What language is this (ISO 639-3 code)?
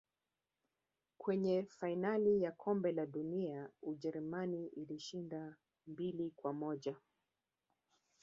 swa